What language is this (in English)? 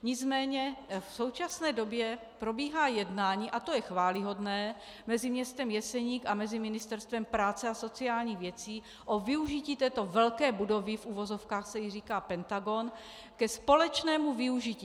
Czech